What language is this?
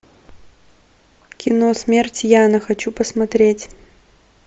Russian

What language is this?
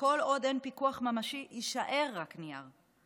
Hebrew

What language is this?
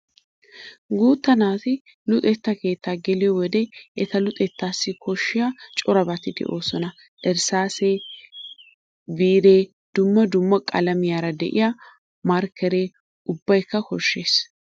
Wolaytta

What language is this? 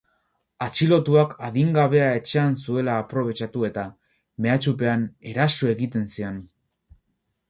Basque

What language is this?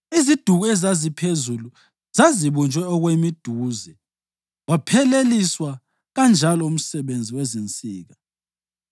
North Ndebele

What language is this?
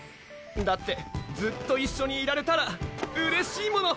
Japanese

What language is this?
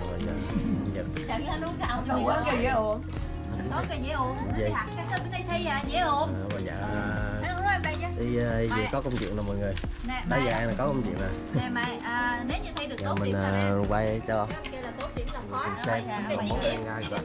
Vietnamese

